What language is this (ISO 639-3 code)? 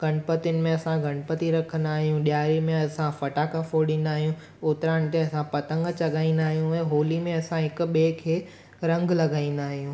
snd